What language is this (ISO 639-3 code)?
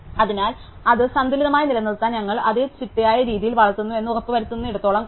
mal